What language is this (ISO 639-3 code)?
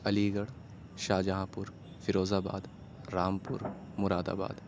urd